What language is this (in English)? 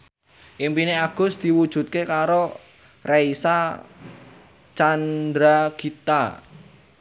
Javanese